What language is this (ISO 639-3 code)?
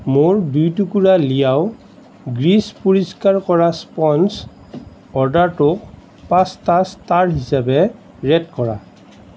asm